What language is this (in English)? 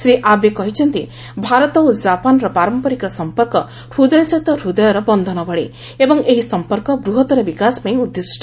Odia